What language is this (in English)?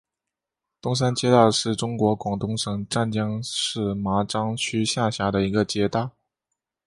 Chinese